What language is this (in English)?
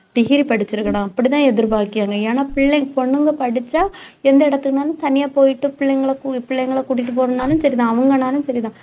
Tamil